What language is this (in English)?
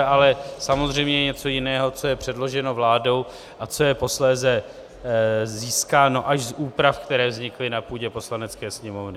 Czech